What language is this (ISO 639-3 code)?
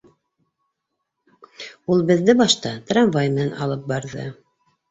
bak